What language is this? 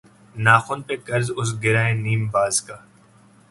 Urdu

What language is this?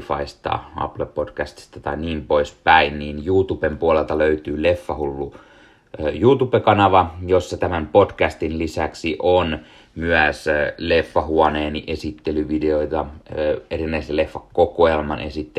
Finnish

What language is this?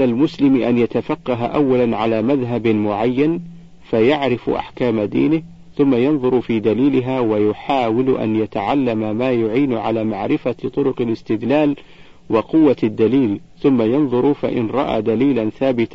Arabic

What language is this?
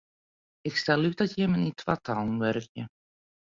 Western Frisian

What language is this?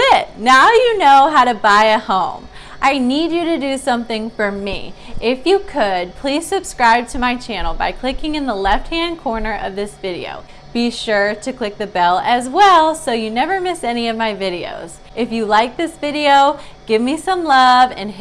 English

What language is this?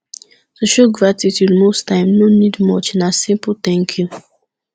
Nigerian Pidgin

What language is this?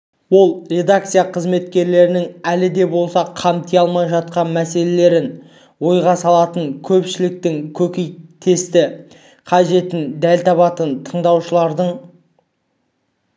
Kazakh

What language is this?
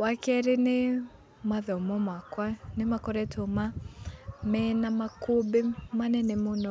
Kikuyu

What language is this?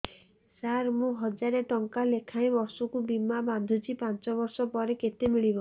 Odia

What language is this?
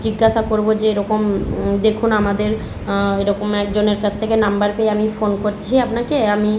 Bangla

